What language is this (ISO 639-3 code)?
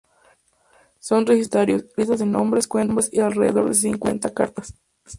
spa